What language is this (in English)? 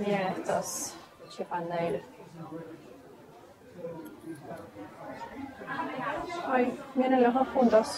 Spanish